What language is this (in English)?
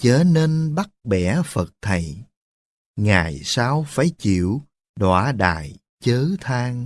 Vietnamese